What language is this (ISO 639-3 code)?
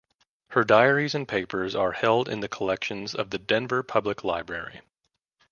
eng